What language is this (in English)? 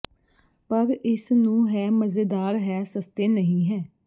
Punjabi